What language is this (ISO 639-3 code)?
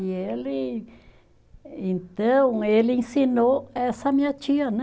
por